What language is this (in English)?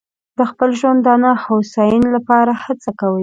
Pashto